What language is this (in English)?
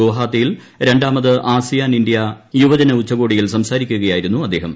Malayalam